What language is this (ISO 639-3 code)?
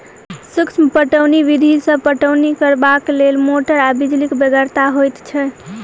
mai